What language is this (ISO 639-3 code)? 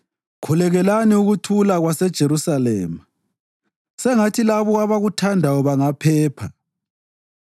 nde